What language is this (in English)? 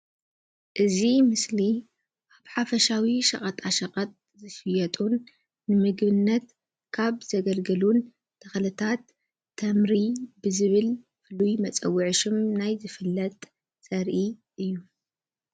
Tigrinya